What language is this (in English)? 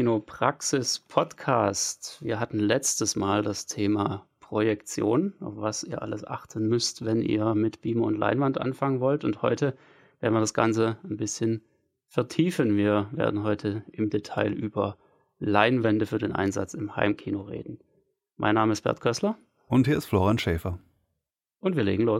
German